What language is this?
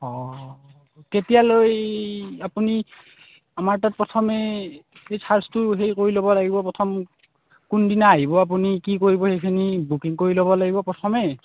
Assamese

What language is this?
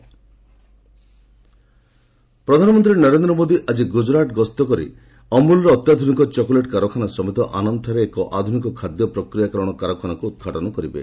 Odia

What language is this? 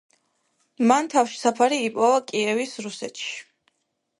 Georgian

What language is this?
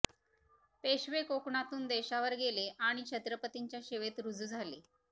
Marathi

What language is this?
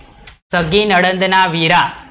Gujarati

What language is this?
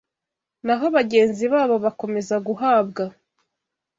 Kinyarwanda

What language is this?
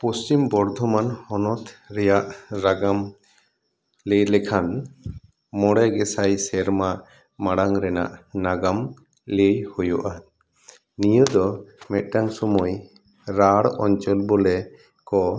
Santali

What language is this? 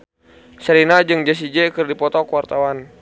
Sundanese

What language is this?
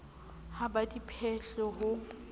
Southern Sotho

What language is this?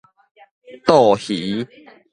Min Nan Chinese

